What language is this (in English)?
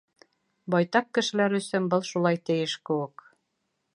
Bashkir